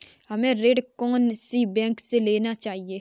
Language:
Hindi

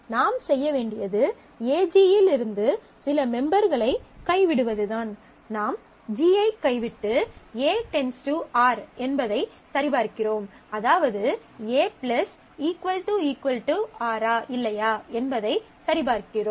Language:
Tamil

